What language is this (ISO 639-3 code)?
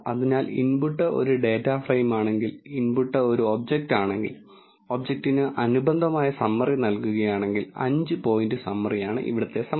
mal